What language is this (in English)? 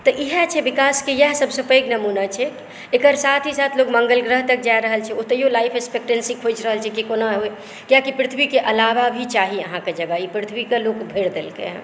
Maithili